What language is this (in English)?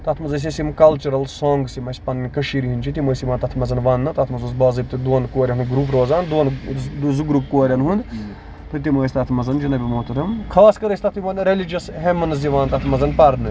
Kashmiri